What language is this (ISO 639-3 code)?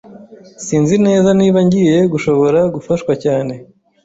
kin